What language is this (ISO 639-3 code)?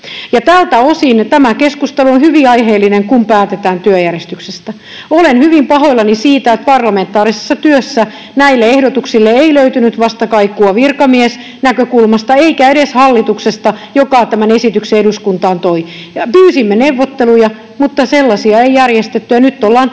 fin